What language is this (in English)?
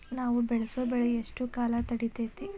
Kannada